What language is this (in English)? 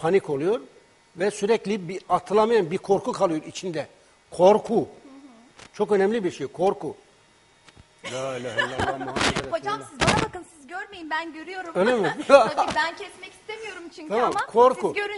Turkish